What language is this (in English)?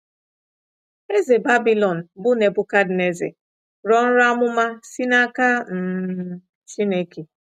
Igbo